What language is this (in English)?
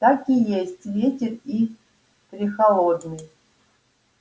Russian